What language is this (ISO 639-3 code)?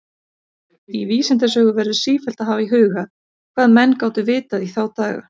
isl